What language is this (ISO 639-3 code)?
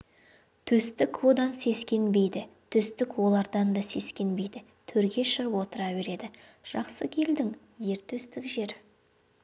kaz